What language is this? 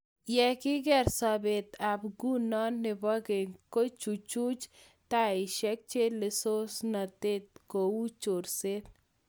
Kalenjin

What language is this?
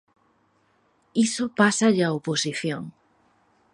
Galician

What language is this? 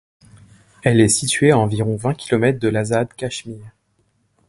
French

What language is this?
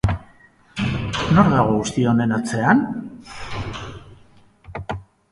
Basque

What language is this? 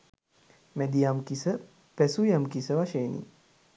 Sinhala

